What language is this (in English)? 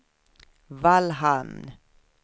Swedish